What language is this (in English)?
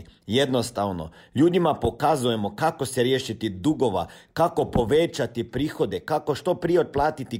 Croatian